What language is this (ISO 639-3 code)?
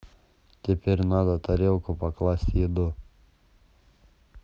rus